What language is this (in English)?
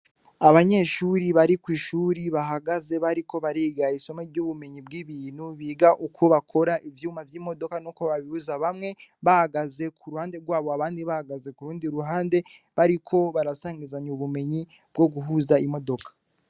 Rundi